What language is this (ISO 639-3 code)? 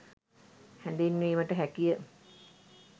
sin